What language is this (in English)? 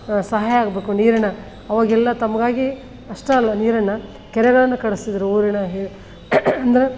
Kannada